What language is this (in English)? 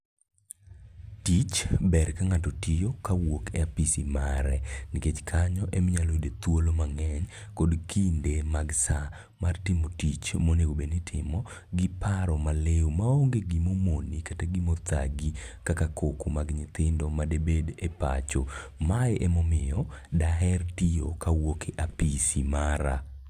Luo (Kenya and Tanzania)